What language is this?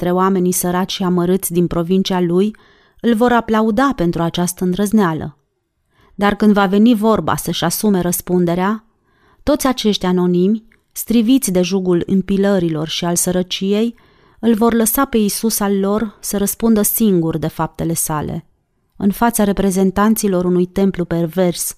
Romanian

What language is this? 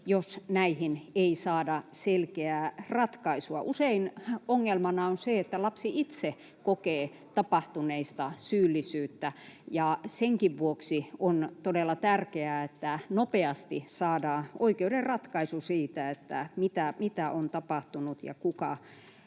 Finnish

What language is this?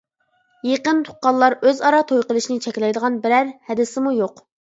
Uyghur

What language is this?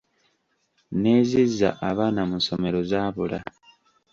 Ganda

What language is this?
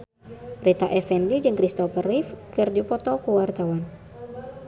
Sundanese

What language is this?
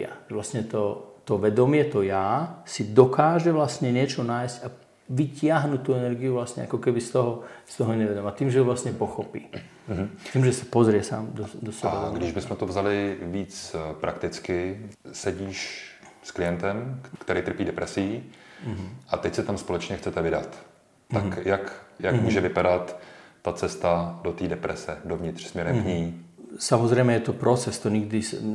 Czech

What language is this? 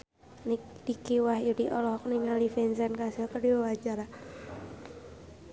Sundanese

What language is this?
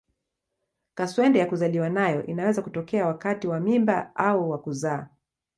Swahili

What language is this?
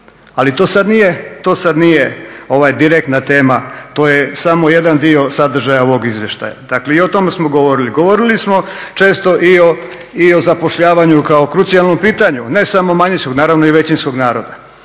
Croatian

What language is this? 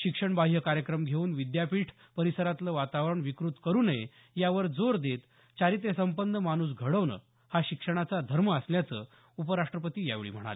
Marathi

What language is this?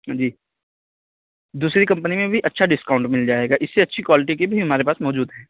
Urdu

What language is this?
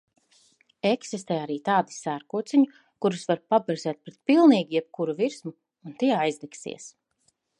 Latvian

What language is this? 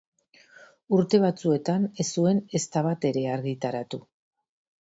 Basque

